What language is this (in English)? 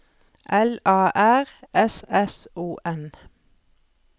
Norwegian